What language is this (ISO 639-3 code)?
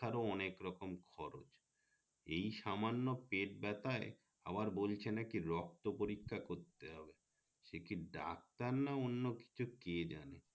ben